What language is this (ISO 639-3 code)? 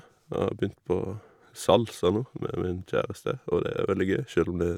nor